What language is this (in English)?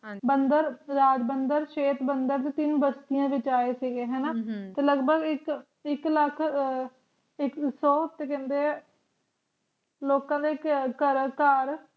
Punjabi